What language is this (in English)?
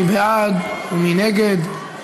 Hebrew